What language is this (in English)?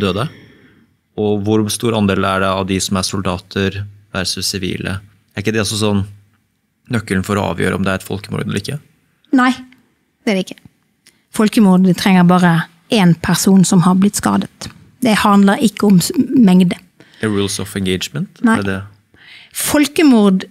Norwegian